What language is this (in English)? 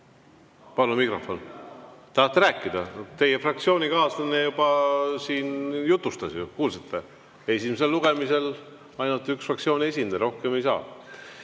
Estonian